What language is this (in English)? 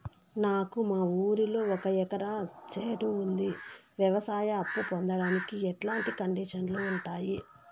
Telugu